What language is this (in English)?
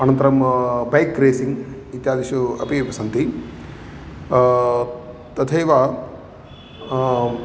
Sanskrit